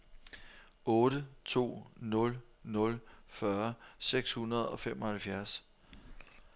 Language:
Danish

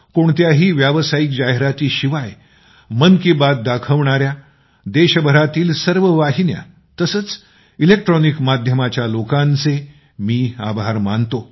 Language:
Marathi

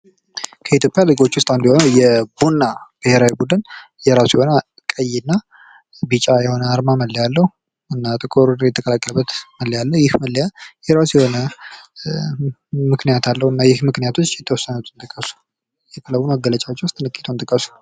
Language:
Amharic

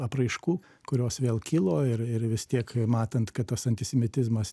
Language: Lithuanian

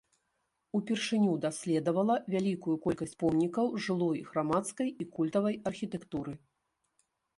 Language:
Belarusian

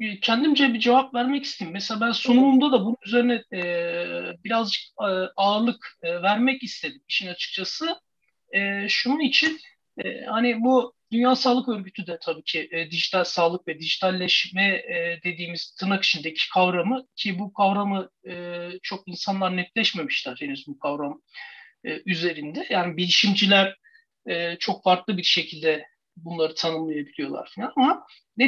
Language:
Turkish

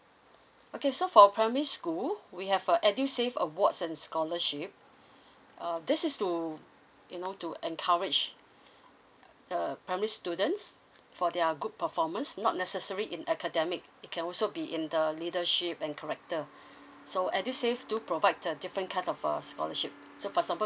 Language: English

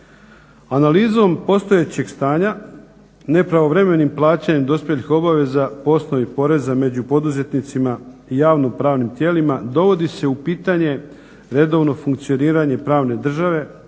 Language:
Croatian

